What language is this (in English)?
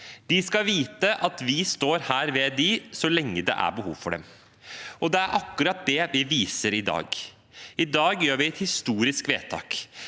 Norwegian